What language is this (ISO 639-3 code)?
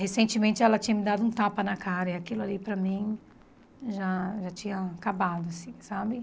por